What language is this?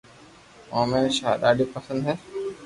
Loarki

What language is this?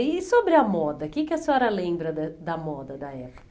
Portuguese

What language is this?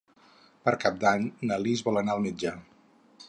Catalan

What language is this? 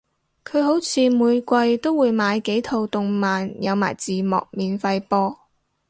Cantonese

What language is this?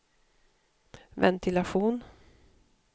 Swedish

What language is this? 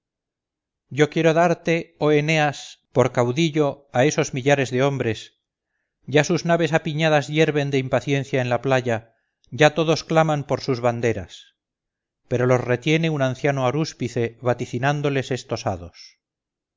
Spanish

